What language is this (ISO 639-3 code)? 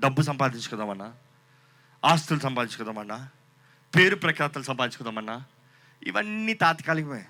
tel